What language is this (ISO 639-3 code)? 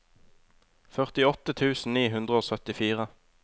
nor